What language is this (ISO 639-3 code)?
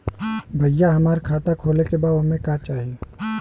bho